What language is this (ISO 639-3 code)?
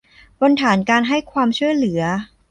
tha